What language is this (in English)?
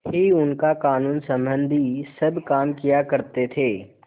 Hindi